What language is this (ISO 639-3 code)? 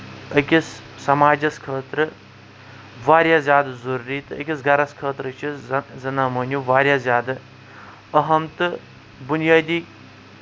kas